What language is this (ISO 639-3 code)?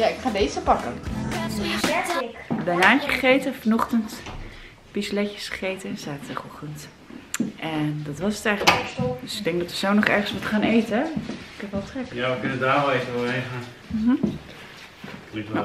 nld